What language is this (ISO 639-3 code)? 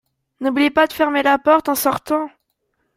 fra